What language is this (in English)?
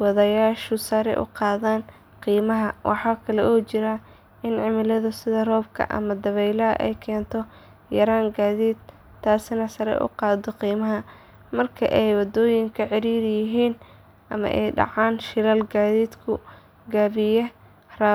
Somali